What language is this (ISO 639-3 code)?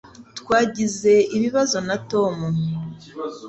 kin